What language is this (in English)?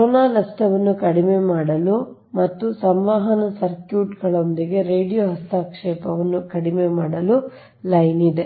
Kannada